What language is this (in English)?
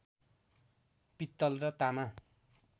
Nepali